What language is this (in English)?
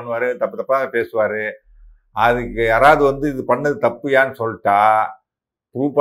Tamil